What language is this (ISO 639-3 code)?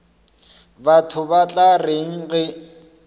nso